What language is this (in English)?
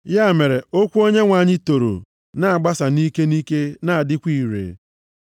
Igbo